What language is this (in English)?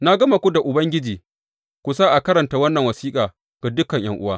Hausa